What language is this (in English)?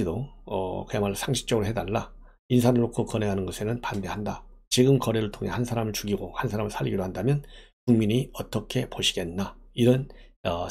Korean